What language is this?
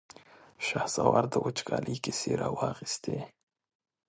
Pashto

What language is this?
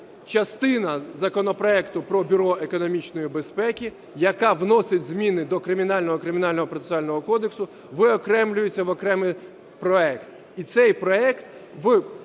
Ukrainian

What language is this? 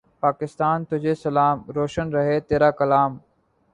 Urdu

